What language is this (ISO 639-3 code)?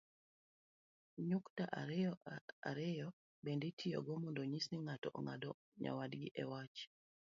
luo